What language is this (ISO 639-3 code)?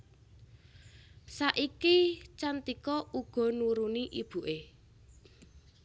jav